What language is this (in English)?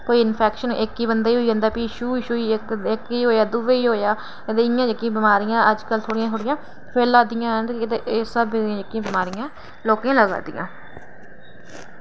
Dogri